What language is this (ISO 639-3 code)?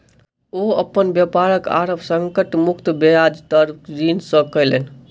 mai